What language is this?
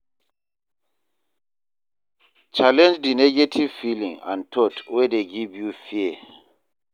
Nigerian Pidgin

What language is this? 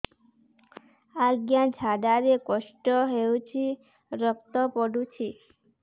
Odia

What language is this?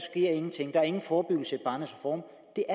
Danish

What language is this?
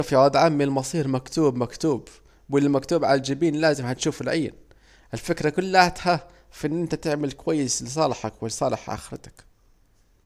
Saidi Arabic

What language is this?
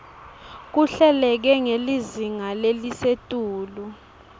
Swati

